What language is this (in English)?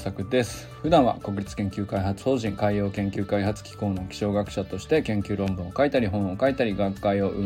Japanese